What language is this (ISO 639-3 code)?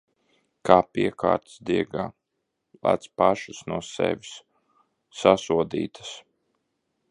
lav